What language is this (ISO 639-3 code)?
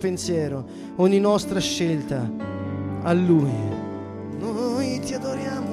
ita